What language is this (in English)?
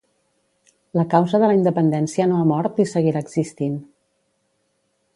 Catalan